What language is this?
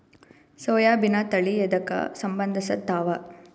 Kannada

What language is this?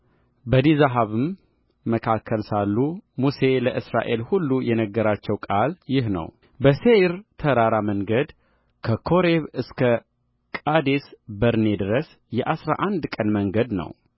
Amharic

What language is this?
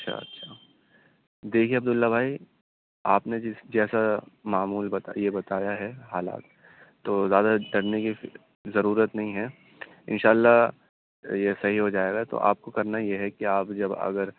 Urdu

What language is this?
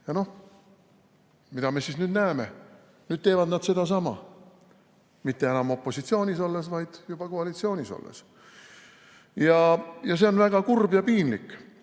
Estonian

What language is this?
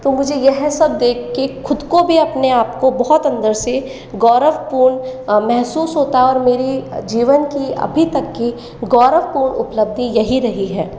Hindi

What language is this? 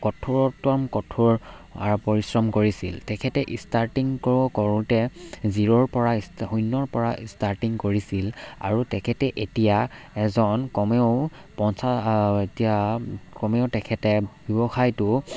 Assamese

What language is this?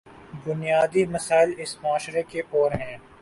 Urdu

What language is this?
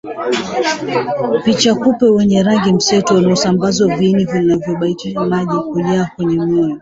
Swahili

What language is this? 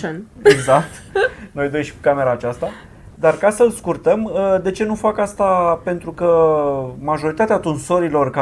Romanian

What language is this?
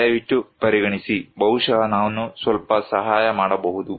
Kannada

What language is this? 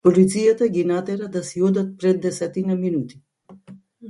Macedonian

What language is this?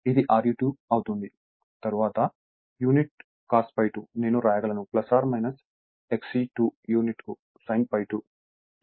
Telugu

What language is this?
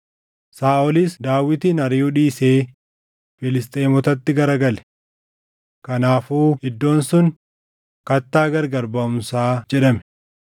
Oromo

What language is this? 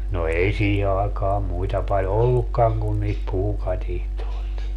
Finnish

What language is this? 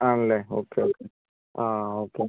Malayalam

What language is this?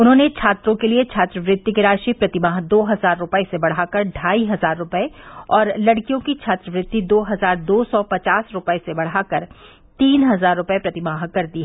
Hindi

